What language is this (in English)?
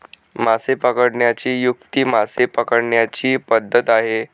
Marathi